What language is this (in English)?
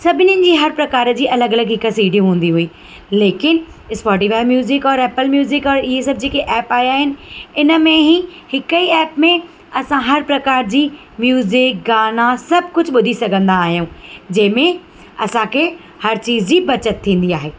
Sindhi